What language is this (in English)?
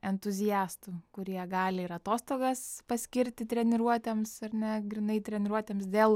Lithuanian